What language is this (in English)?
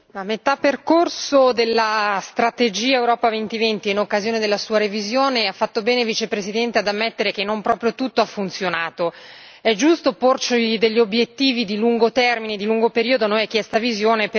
Italian